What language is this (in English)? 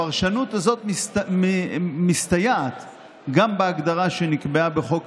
Hebrew